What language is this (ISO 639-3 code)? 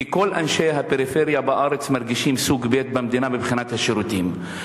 heb